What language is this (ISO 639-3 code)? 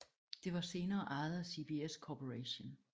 dan